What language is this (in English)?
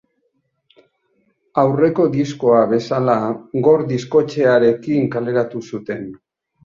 Basque